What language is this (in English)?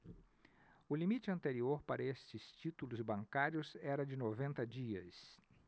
Portuguese